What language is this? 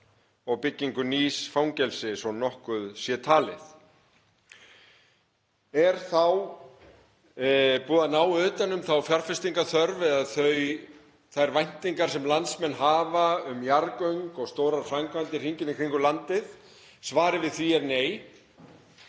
Icelandic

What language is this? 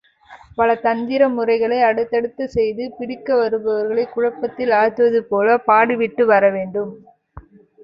Tamil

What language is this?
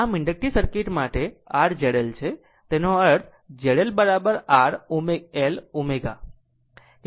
Gujarati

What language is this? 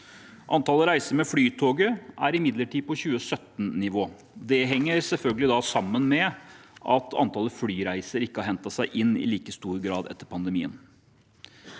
Norwegian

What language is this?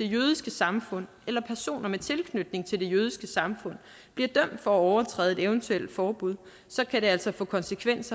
Danish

